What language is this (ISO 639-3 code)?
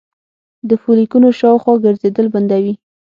pus